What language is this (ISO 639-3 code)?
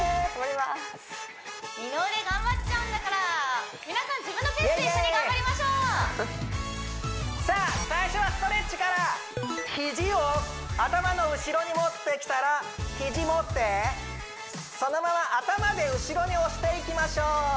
jpn